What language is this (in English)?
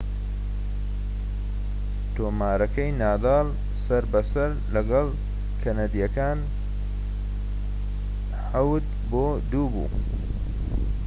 Central Kurdish